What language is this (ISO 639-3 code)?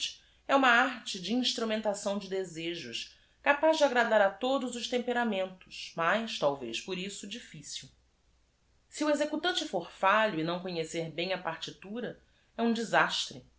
por